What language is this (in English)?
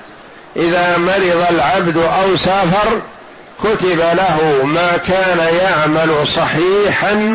Arabic